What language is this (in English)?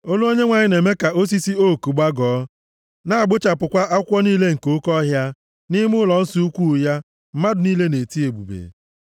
Igbo